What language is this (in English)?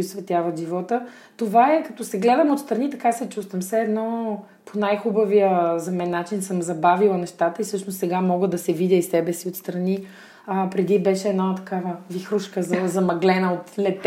Bulgarian